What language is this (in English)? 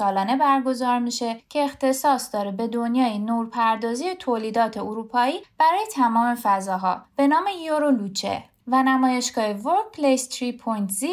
Persian